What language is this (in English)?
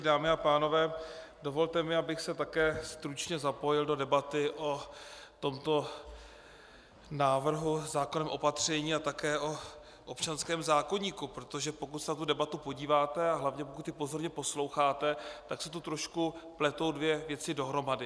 Czech